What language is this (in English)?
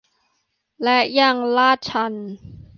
Thai